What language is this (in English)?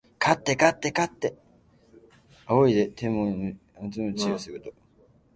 Japanese